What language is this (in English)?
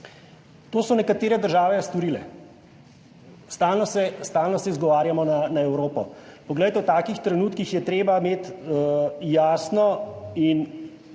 Slovenian